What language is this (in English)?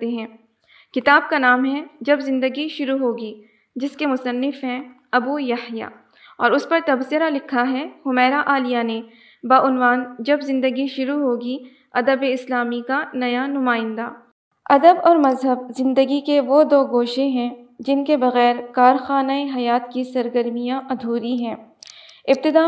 Urdu